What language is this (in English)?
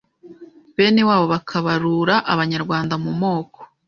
Kinyarwanda